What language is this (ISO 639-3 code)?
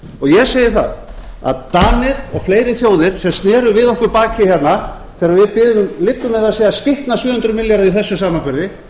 isl